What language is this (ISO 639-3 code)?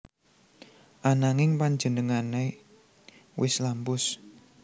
jav